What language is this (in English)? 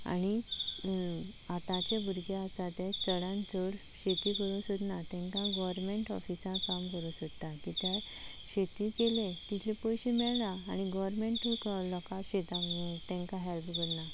Konkani